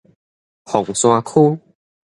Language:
Min Nan Chinese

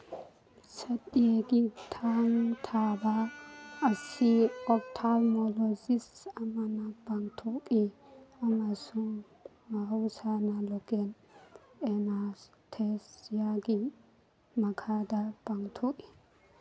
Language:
Manipuri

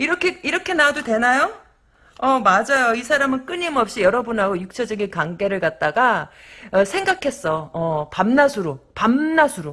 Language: Korean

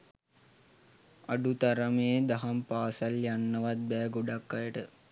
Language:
Sinhala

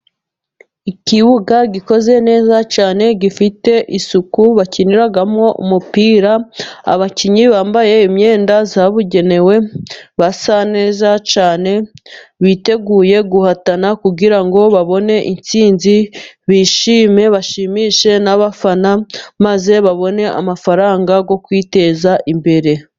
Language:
Kinyarwanda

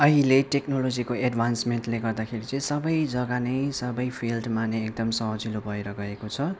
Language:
Nepali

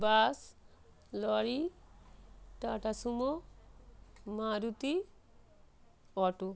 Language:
Bangla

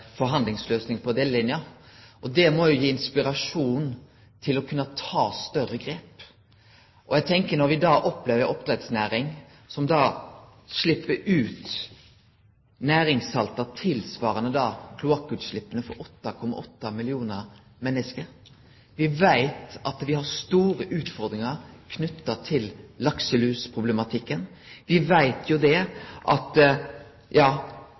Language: Norwegian Nynorsk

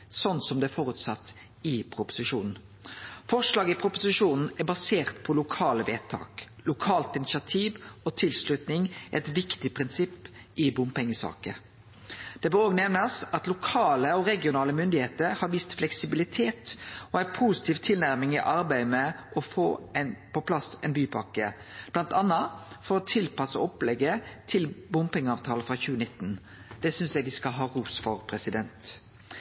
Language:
Norwegian Nynorsk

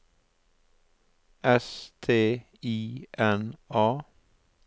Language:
Norwegian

